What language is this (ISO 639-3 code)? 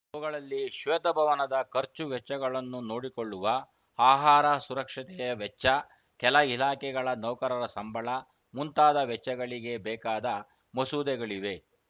kan